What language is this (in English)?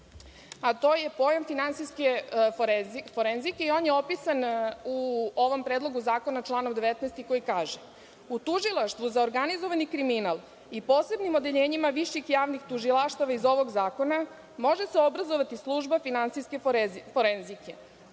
Serbian